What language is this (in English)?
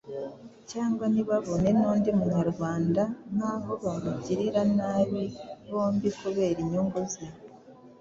Kinyarwanda